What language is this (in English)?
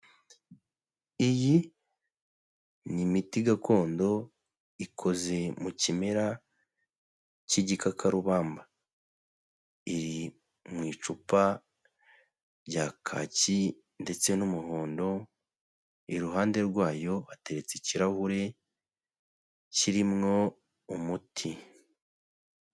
Kinyarwanda